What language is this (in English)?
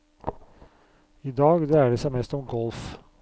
Norwegian